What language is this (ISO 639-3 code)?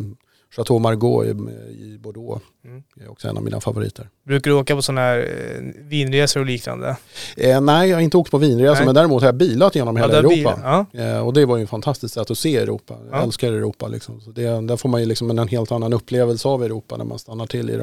swe